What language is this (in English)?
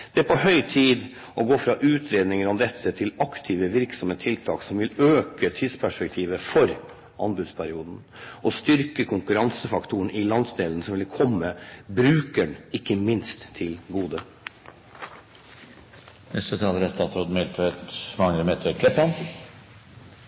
Norwegian